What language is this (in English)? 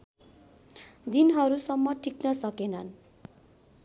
Nepali